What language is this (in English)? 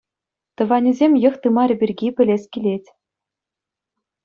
Chuvash